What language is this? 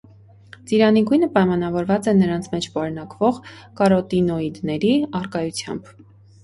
Armenian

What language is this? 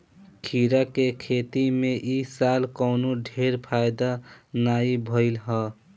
Bhojpuri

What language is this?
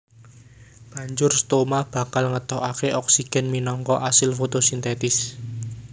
Javanese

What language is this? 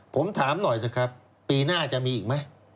Thai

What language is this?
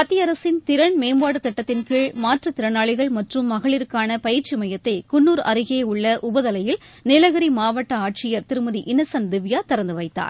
Tamil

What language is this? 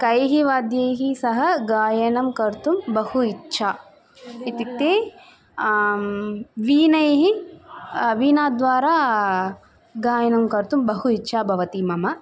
Sanskrit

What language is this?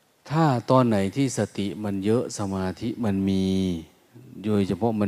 Thai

